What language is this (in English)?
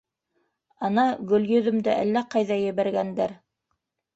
Bashkir